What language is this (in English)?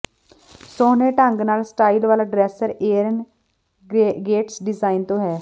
Punjabi